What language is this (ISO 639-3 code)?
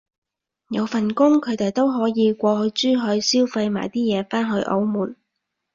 yue